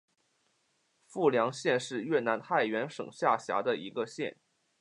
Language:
Chinese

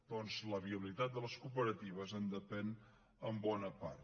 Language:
Catalan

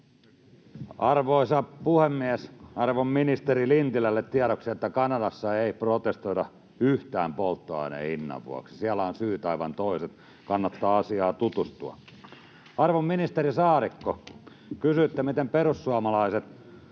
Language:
Finnish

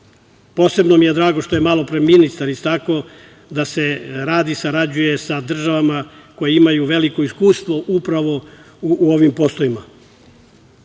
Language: Serbian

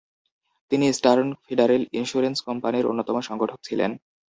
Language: Bangla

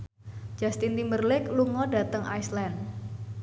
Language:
Javanese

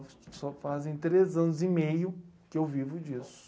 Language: Portuguese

